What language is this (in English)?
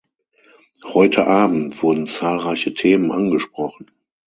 German